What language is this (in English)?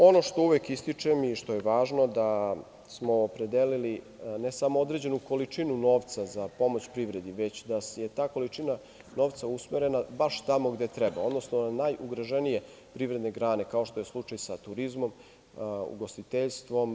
Serbian